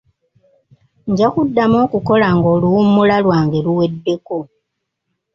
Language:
Ganda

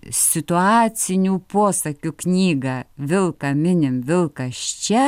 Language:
Lithuanian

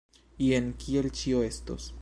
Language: Esperanto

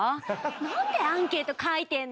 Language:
Japanese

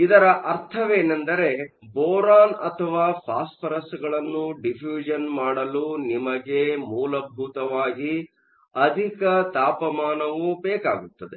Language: Kannada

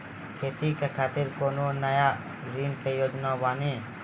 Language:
Maithili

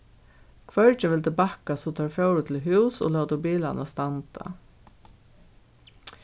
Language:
Faroese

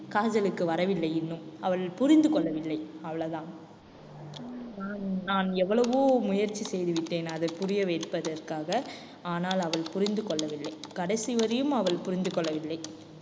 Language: Tamil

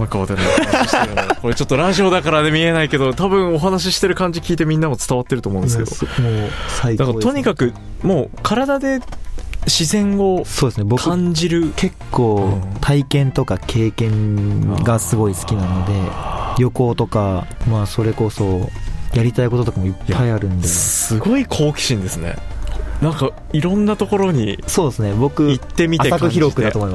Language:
Japanese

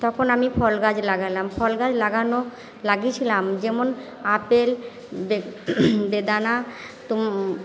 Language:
Bangla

